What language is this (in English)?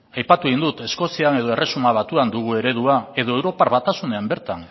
Basque